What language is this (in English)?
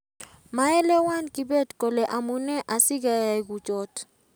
Kalenjin